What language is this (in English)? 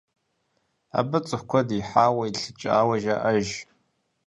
Kabardian